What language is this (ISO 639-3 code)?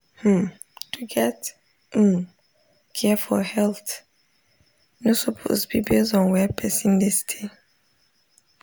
pcm